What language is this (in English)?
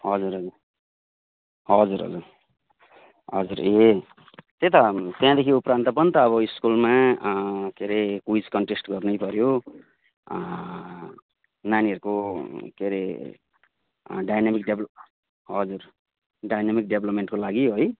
Nepali